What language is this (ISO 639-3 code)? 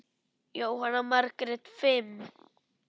isl